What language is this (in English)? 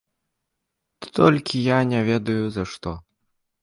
Belarusian